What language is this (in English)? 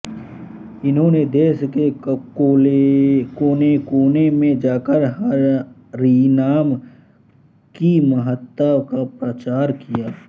Hindi